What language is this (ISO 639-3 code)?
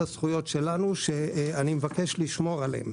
heb